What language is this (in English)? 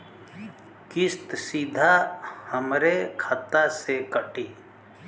Bhojpuri